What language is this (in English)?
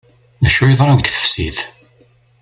Kabyle